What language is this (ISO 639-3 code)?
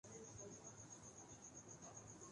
urd